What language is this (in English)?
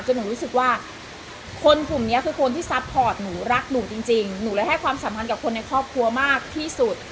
Thai